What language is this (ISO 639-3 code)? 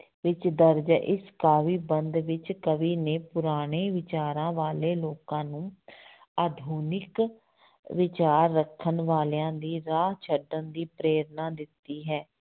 pan